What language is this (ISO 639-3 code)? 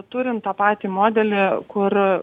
lit